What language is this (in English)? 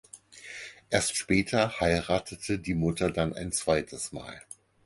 German